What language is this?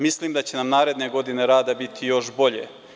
Serbian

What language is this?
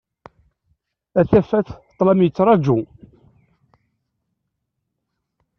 Kabyle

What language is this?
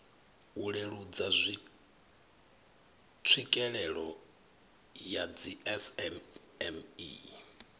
Venda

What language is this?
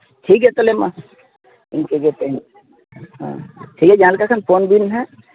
Santali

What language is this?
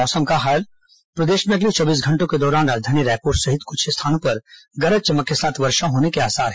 Hindi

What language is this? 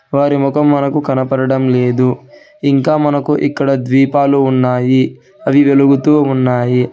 Telugu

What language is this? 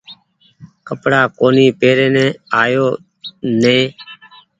Goaria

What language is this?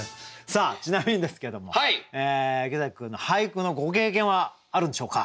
Japanese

